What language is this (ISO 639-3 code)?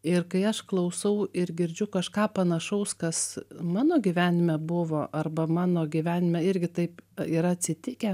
lit